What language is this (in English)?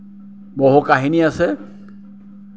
Assamese